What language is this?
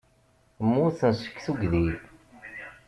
Kabyle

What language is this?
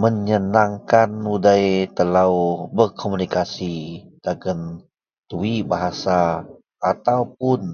Central Melanau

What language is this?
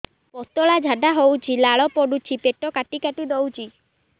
Odia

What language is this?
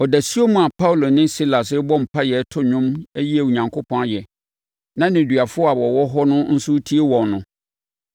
Akan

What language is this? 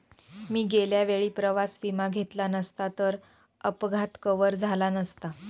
Marathi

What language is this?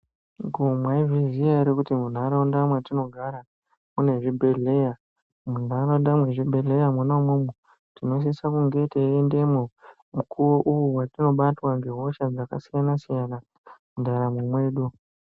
Ndau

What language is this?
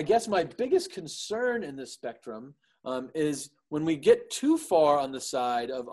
English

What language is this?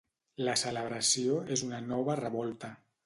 Catalan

